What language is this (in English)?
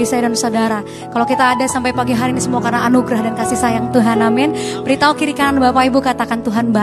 Indonesian